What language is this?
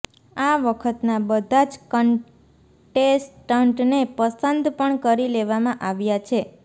Gujarati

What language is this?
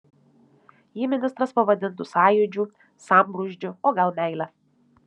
Lithuanian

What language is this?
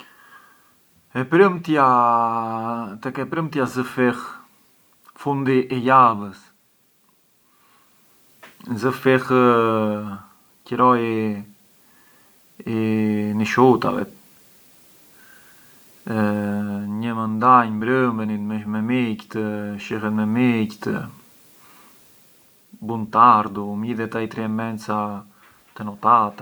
Arbëreshë Albanian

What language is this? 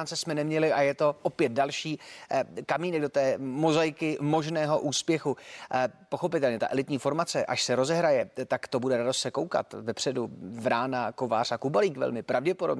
Czech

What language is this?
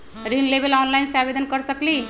Magahi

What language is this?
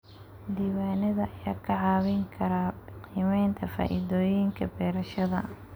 Somali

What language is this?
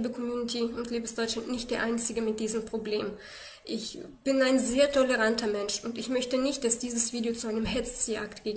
German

